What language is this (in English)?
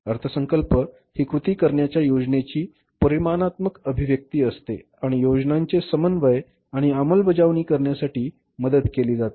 Marathi